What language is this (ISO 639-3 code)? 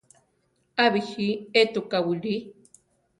tar